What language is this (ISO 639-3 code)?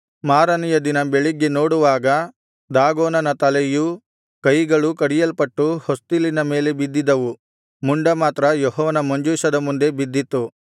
kan